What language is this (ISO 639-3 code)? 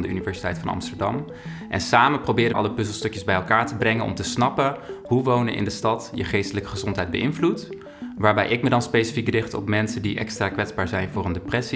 nld